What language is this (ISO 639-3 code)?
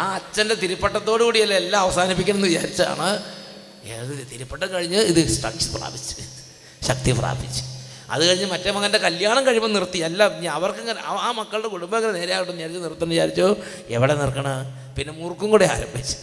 mal